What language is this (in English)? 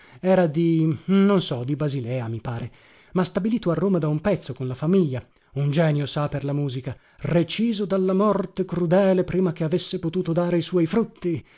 Italian